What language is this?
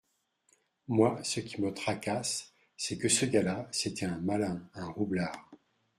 French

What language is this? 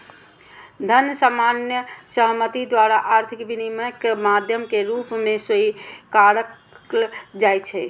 Maithili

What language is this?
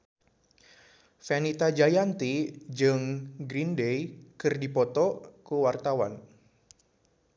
Sundanese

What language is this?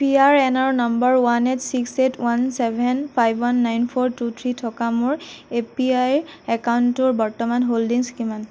Assamese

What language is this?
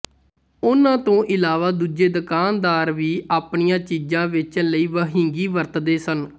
Punjabi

